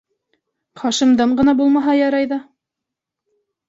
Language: Bashkir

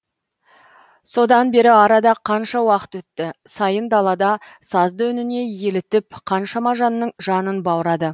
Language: Kazakh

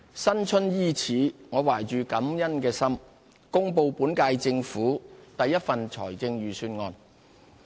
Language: Cantonese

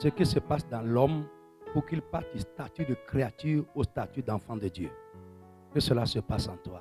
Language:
French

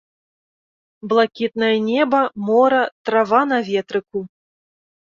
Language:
Belarusian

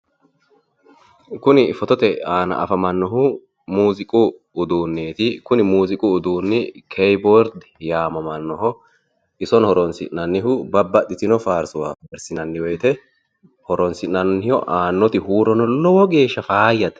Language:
Sidamo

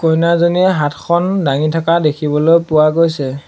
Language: Assamese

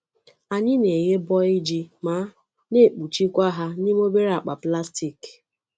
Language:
Igbo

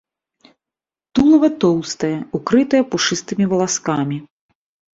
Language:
Belarusian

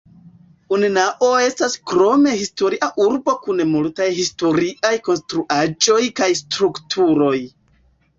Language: Esperanto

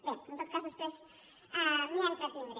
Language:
Catalan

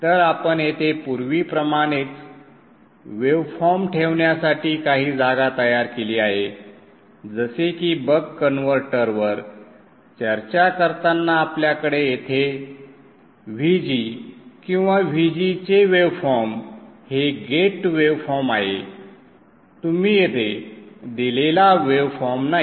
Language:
Marathi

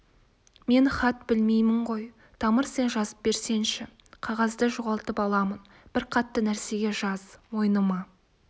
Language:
Kazakh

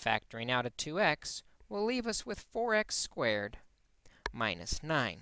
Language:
English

